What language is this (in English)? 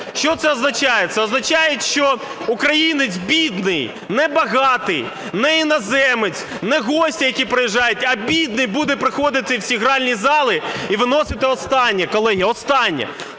Ukrainian